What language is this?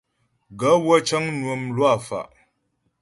Ghomala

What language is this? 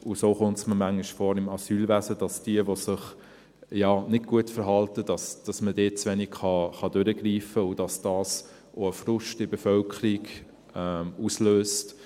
Swiss German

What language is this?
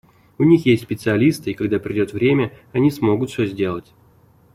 Russian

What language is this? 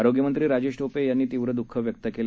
Marathi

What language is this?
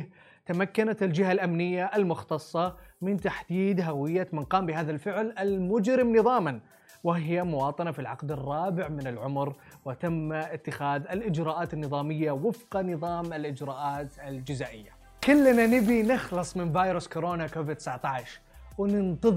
Arabic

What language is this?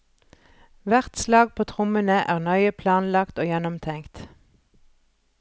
Norwegian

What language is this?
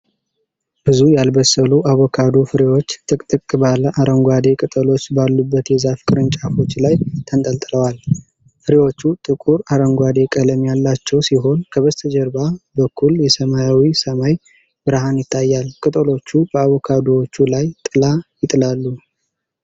Amharic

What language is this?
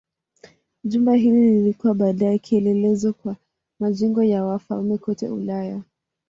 Swahili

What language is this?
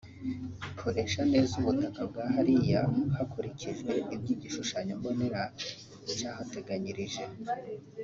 Kinyarwanda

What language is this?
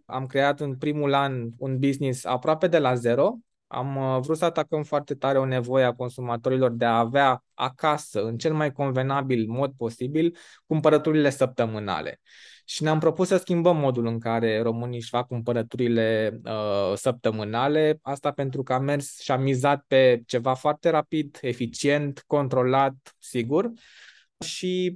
Romanian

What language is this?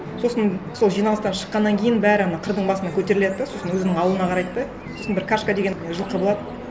Kazakh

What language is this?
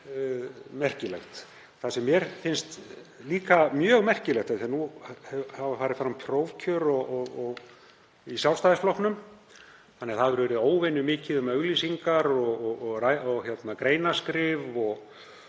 Icelandic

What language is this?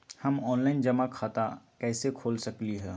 Magahi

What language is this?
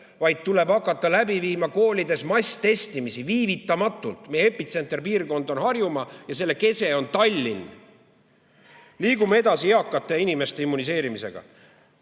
Estonian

